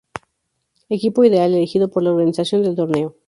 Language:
Spanish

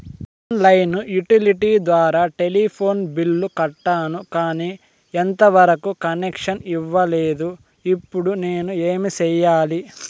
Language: Telugu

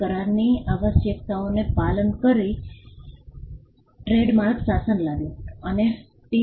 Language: Gujarati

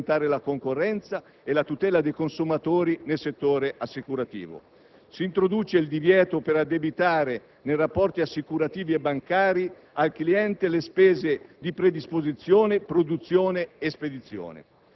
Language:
Italian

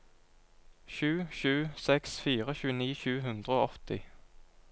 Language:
Norwegian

